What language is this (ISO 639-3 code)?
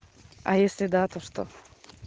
rus